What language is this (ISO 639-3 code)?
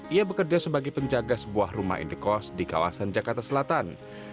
ind